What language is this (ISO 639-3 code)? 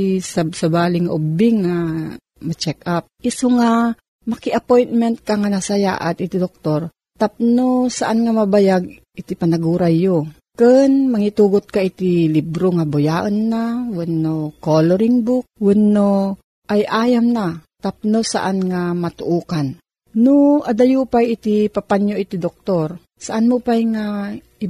fil